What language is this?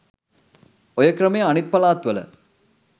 Sinhala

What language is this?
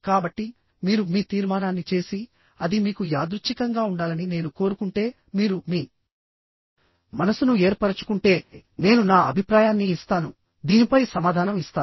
Telugu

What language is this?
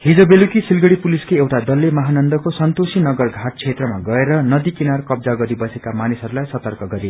Nepali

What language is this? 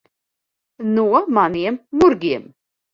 Latvian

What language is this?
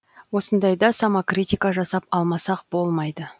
Kazakh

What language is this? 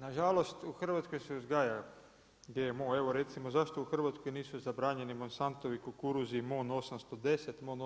Croatian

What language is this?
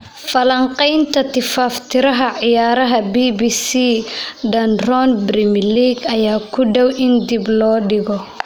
Somali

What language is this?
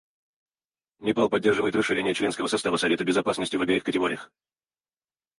Russian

